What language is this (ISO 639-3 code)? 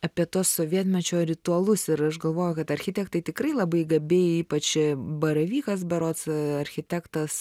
lit